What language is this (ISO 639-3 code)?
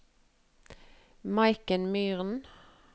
nor